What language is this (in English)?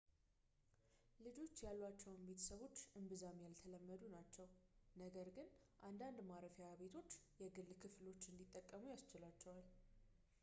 Amharic